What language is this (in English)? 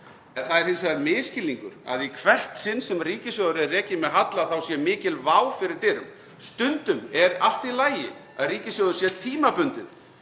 Icelandic